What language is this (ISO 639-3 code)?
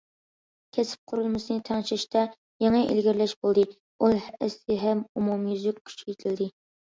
uig